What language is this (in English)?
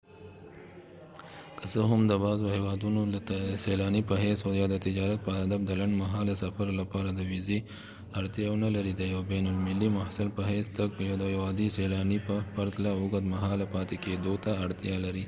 Pashto